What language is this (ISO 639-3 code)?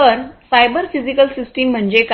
mar